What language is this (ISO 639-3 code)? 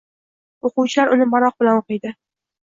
uzb